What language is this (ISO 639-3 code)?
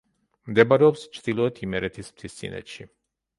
kat